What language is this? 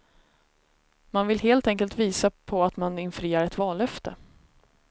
Swedish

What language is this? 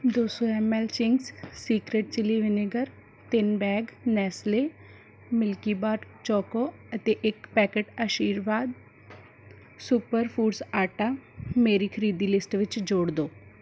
Punjabi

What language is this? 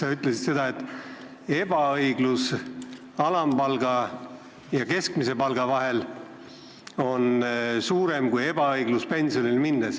Estonian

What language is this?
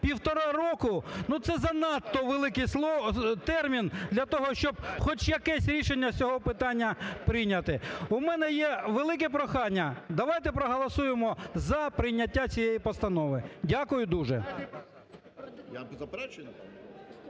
Ukrainian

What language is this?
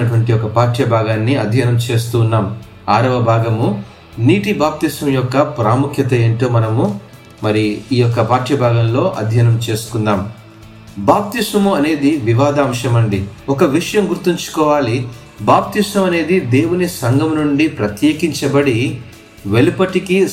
Telugu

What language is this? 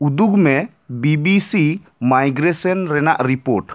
Santali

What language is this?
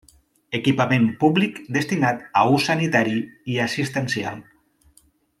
Catalan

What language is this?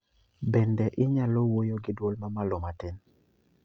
Luo (Kenya and Tanzania)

